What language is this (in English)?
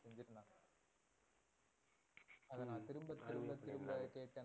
Tamil